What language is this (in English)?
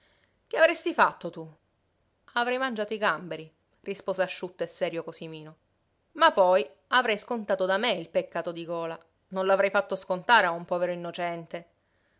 Italian